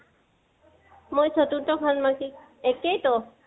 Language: Assamese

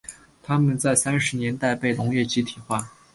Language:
Chinese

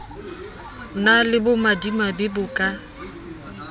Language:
Southern Sotho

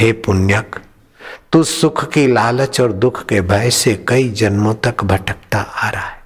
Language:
Hindi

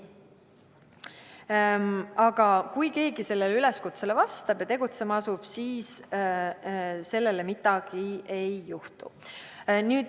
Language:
Estonian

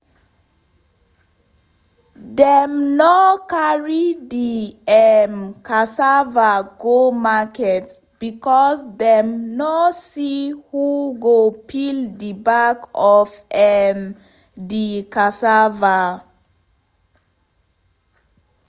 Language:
Nigerian Pidgin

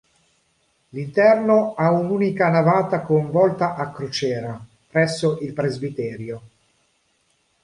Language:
Italian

